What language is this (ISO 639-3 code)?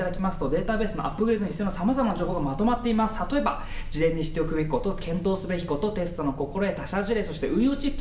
jpn